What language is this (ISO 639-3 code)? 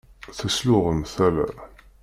kab